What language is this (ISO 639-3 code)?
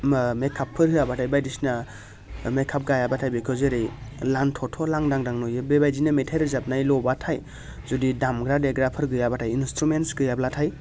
brx